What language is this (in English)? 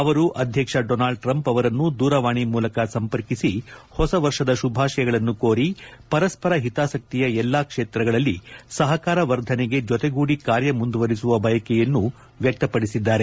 Kannada